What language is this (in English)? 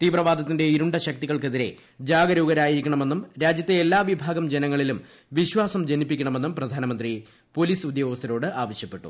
Malayalam